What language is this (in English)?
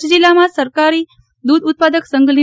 Gujarati